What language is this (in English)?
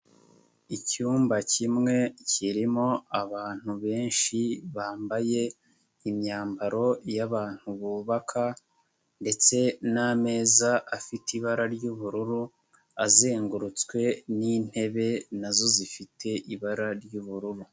Kinyarwanda